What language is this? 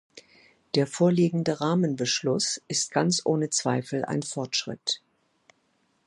German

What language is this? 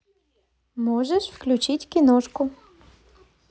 Russian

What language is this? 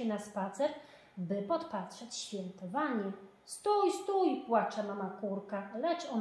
Polish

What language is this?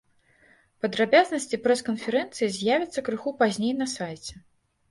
Belarusian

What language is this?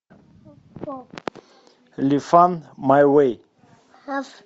Russian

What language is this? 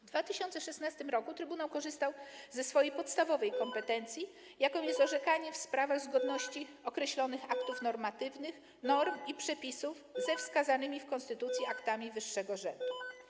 Polish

